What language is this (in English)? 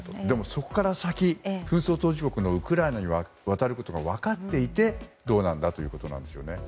Japanese